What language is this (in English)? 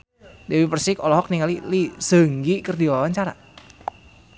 Sundanese